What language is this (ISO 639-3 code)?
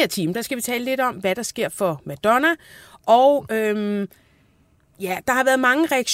dan